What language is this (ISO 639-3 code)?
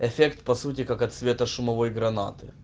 rus